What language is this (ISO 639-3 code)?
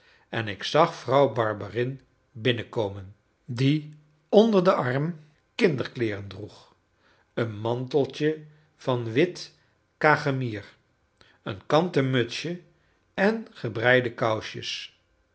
nld